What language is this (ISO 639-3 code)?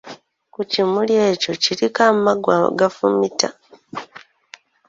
lug